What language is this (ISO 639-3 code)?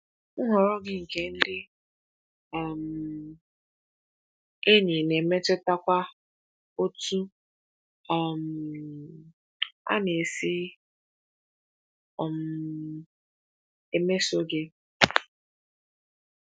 ibo